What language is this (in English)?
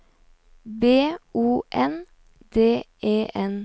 Norwegian